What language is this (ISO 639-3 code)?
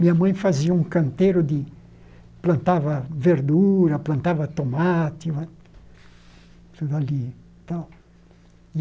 por